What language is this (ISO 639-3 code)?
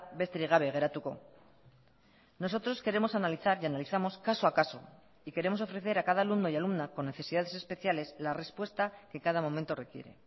spa